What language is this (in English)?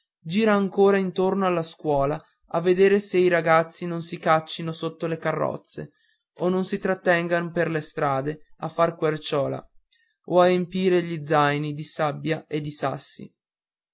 Italian